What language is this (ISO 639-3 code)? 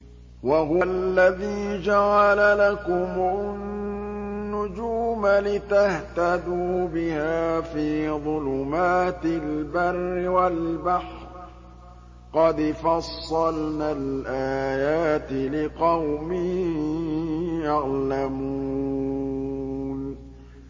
ara